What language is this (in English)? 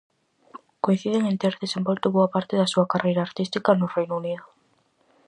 Galician